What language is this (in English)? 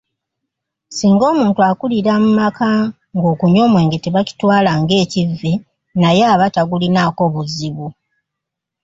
Ganda